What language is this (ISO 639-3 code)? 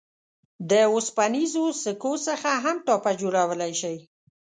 pus